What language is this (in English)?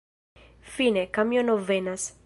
Esperanto